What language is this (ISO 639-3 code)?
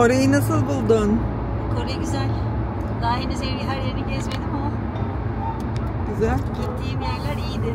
tur